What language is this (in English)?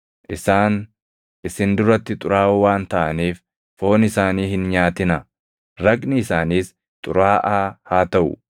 Oromo